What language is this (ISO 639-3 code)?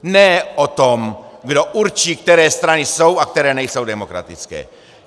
ces